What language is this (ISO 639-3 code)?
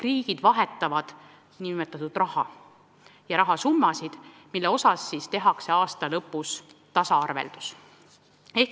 est